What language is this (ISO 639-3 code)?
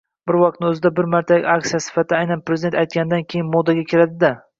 uzb